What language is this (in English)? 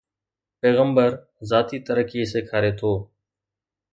Sindhi